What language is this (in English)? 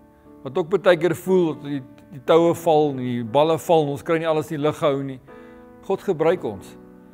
Dutch